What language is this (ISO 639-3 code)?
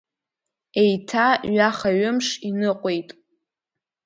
abk